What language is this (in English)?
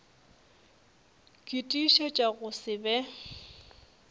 Northern Sotho